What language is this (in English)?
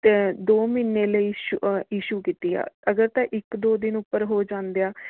Punjabi